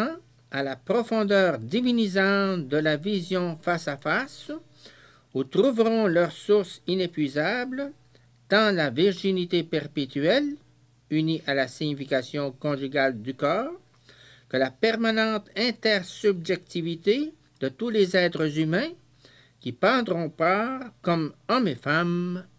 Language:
French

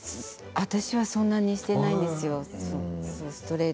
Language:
Japanese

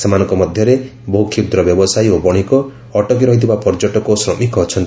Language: Odia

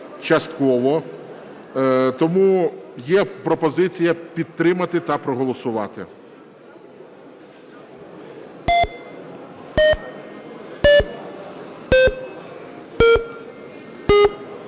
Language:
Ukrainian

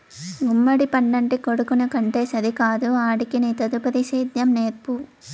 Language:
Telugu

